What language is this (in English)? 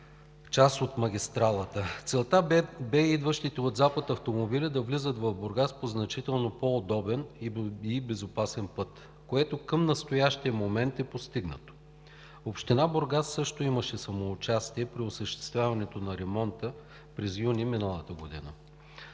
Bulgarian